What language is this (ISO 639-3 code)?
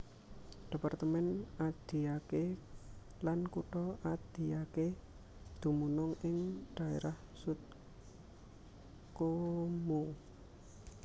jav